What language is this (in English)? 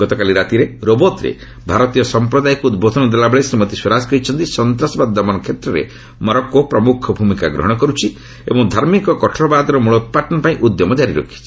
Odia